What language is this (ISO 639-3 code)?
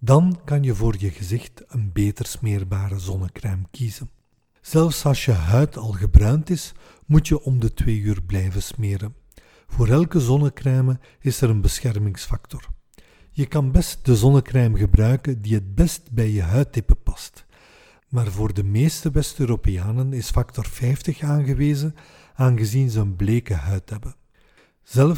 nld